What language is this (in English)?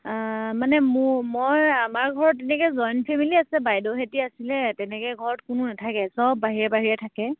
Assamese